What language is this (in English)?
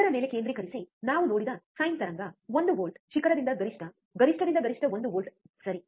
Kannada